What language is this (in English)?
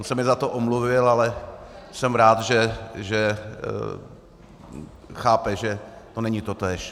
Czech